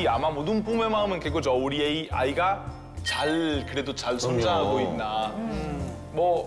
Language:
Korean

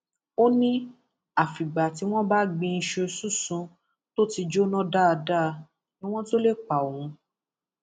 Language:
Yoruba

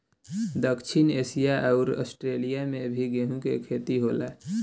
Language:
Bhojpuri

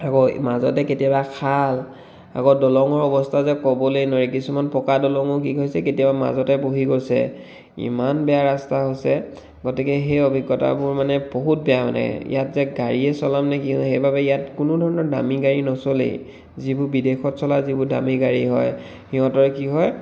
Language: Assamese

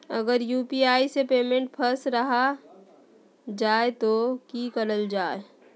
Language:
Magahi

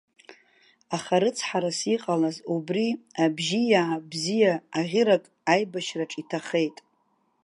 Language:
Abkhazian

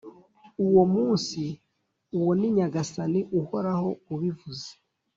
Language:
Kinyarwanda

